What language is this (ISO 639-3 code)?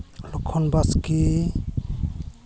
sat